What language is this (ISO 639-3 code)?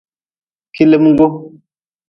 nmz